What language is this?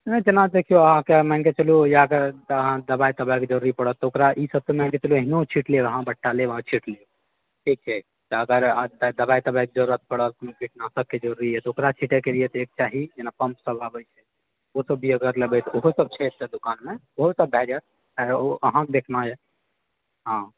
Maithili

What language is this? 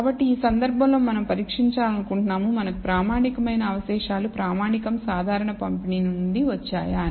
Telugu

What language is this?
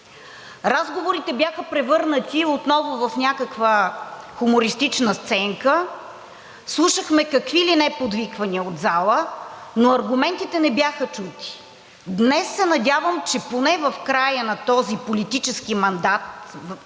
Bulgarian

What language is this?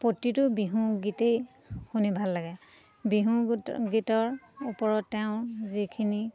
Assamese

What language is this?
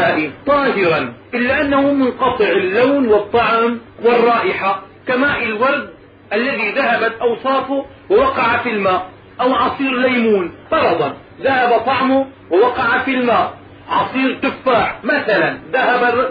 Arabic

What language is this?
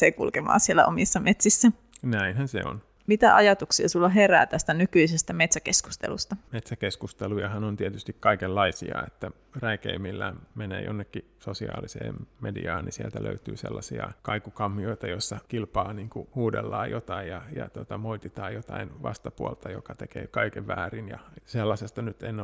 Finnish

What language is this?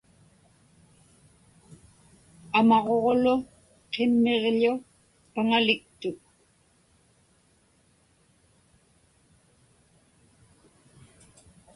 Inupiaq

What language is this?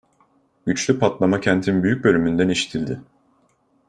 Turkish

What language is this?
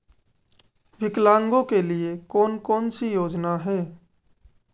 Hindi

